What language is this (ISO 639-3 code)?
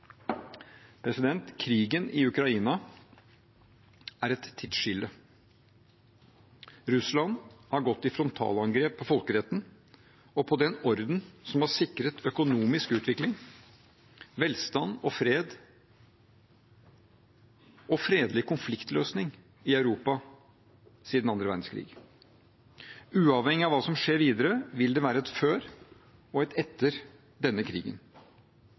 nob